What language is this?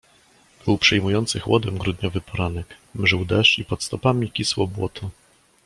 Polish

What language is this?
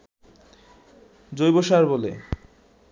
Bangla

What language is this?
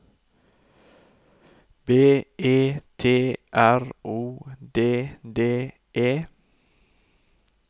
Norwegian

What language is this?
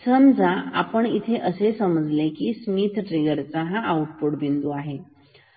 Marathi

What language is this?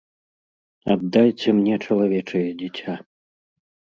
Belarusian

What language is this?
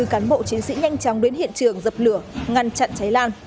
Vietnamese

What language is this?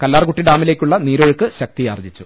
Malayalam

